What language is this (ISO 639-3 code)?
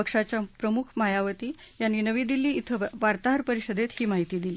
mar